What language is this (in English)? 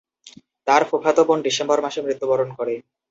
Bangla